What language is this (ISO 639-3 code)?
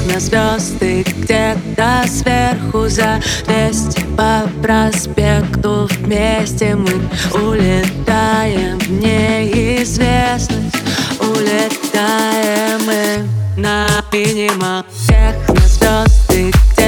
ukr